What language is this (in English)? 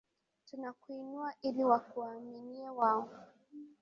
Swahili